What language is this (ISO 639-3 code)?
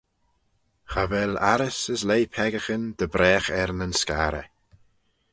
glv